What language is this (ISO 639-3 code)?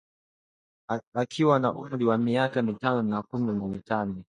swa